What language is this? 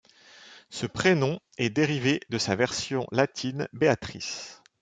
French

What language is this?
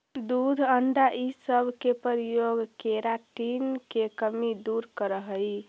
Magahi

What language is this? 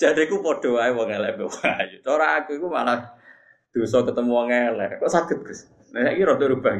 Malay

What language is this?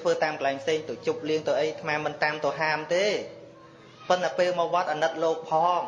Vietnamese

